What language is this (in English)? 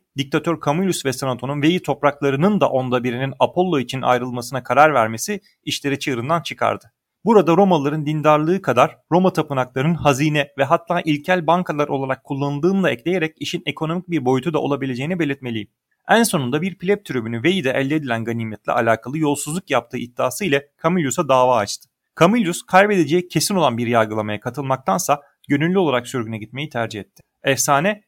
Turkish